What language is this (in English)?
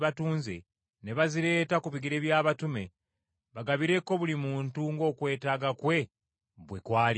Ganda